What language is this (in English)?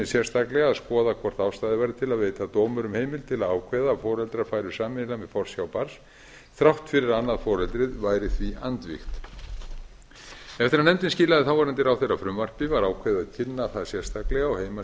Icelandic